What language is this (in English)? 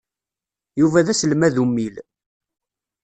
Kabyle